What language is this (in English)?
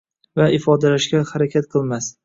Uzbek